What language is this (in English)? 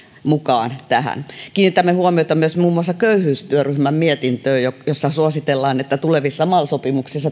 Finnish